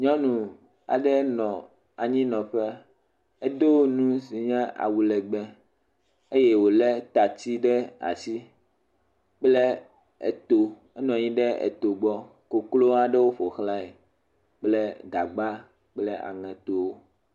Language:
Ewe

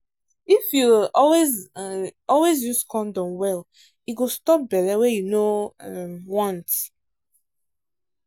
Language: Nigerian Pidgin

